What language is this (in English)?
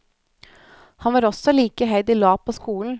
Norwegian